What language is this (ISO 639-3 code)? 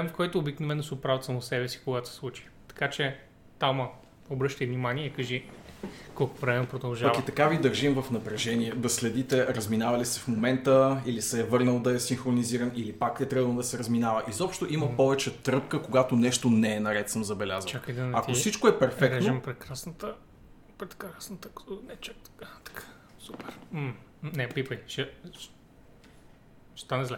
bul